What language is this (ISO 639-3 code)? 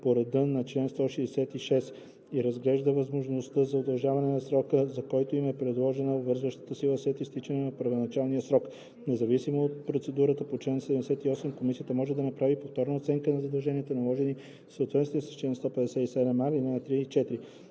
bul